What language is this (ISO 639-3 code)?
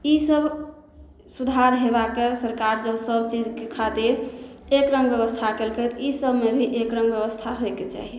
mai